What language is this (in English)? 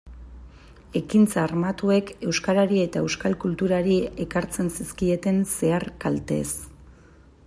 Basque